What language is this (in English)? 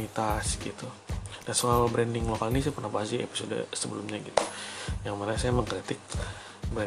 Indonesian